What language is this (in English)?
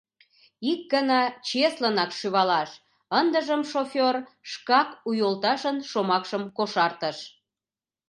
Mari